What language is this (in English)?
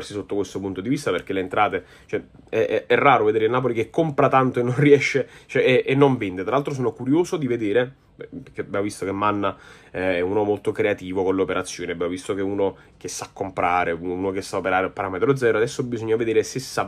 Italian